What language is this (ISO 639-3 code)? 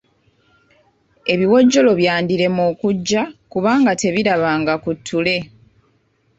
lug